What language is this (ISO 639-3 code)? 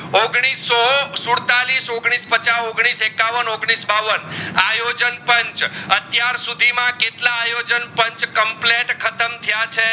guj